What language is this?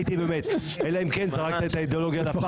Hebrew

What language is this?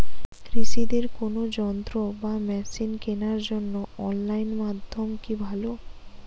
Bangla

